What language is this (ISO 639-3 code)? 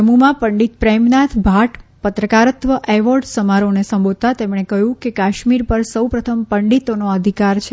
guj